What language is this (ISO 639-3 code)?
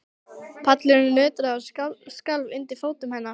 isl